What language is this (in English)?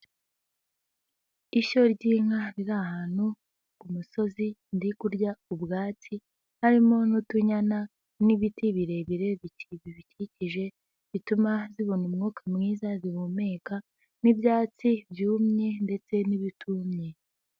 Kinyarwanda